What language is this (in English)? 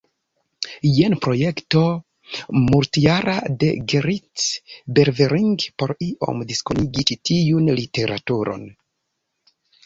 Esperanto